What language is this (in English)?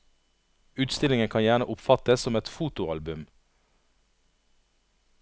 Norwegian